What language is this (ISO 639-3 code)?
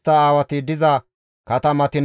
gmv